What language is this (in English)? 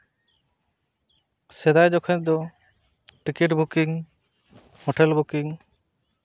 Santali